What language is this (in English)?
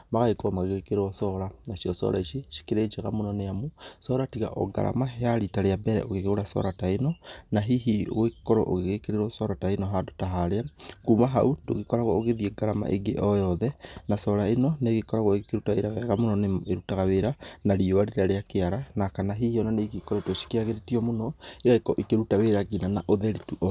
Kikuyu